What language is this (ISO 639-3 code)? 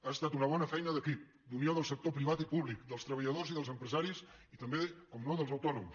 cat